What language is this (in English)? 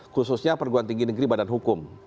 Indonesian